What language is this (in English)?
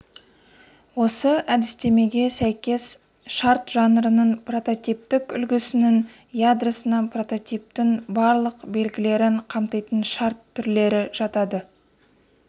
Kazakh